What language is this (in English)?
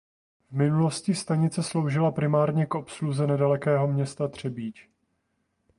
Czech